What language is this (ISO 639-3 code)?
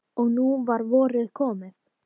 isl